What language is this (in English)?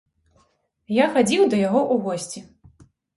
Belarusian